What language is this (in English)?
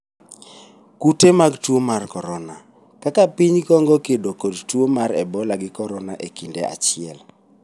Luo (Kenya and Tanzania)